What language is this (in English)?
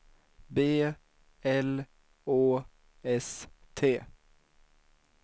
Swedish